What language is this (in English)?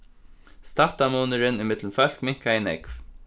Faroese